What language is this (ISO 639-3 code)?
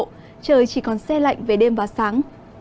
vie